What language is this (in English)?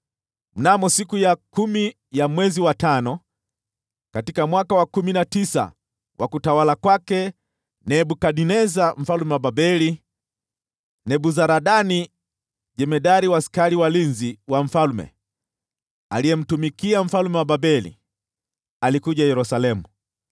Swahili